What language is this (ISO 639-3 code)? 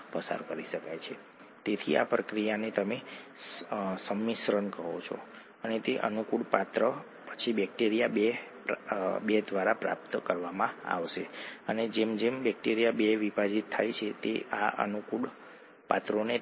guj